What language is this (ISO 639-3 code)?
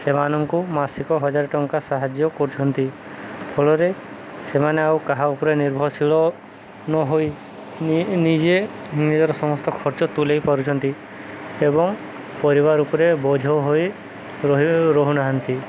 ori